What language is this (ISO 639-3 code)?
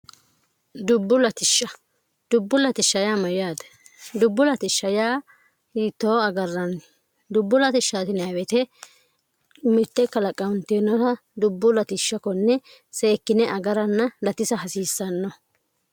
sid